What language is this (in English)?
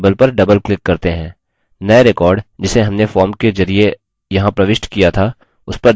Hindi